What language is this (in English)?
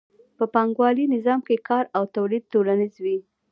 Pashto